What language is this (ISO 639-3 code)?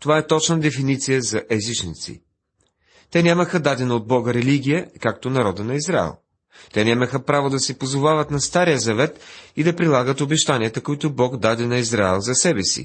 bul